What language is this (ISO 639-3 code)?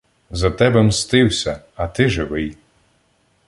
ukr